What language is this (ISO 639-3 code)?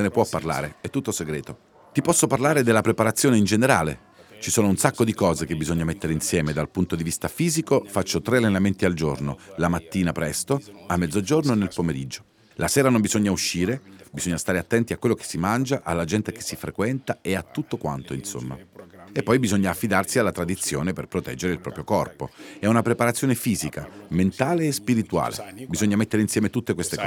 ita